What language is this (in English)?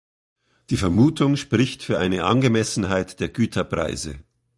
German